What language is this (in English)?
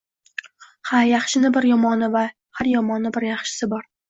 Uzbek